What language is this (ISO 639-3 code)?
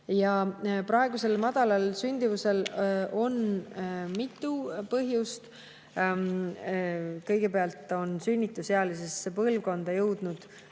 est